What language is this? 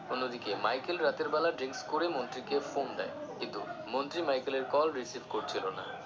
Bangla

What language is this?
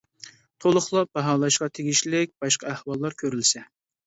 Uyghur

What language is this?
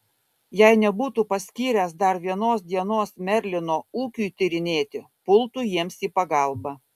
Lithuanian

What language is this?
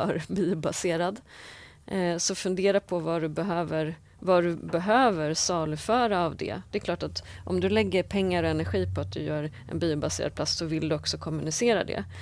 Swedish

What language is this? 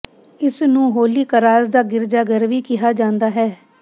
Punjabi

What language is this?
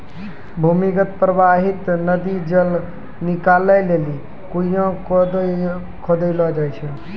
Maithili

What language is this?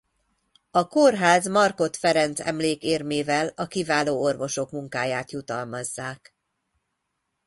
Hungarian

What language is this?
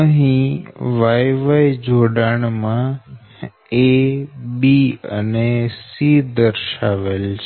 Gujarati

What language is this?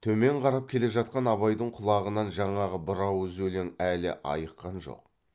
Kazakh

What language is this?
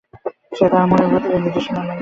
Bangla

